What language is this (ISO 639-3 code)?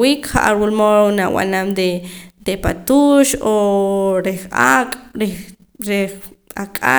poc